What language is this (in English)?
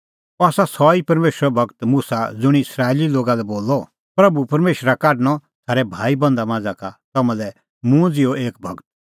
Kullu Pahari